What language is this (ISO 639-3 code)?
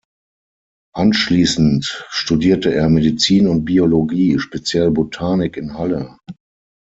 deu